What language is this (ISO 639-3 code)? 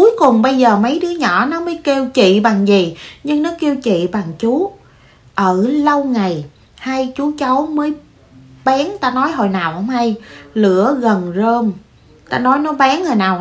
vie